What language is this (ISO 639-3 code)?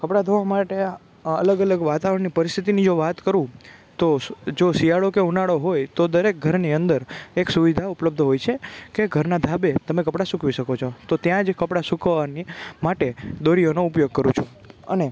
guj